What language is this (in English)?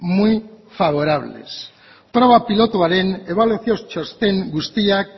Basque